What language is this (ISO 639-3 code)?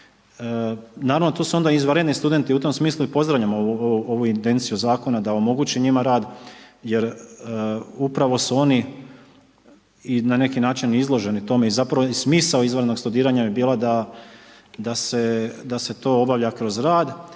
hrv